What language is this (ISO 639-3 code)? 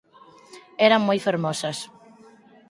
glg